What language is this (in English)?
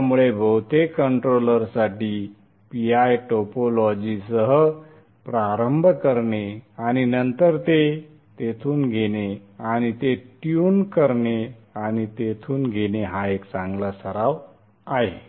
Marathi